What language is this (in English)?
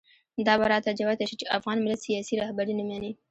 Pashto